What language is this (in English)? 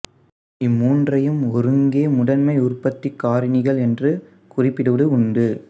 Tamil